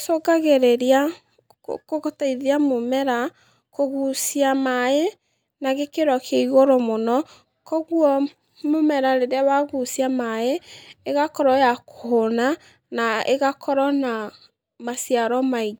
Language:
Kikuyu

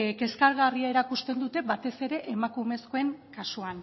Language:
Basque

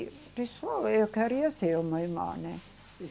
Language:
Portuguese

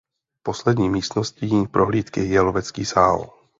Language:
Czech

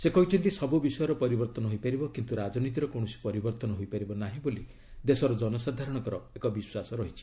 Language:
Odia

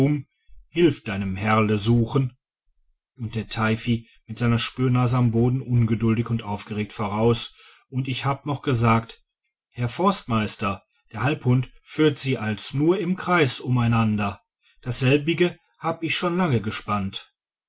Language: German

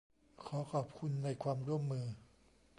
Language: Thai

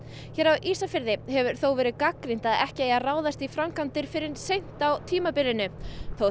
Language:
Icelandic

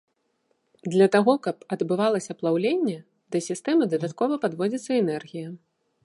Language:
Belarusian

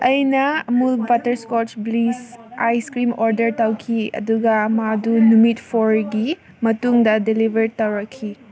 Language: Manipuri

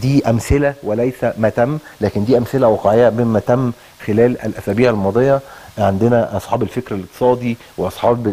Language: Arabic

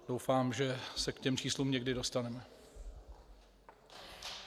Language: Czech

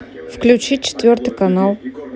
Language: Russian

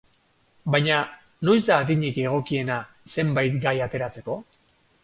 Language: Basque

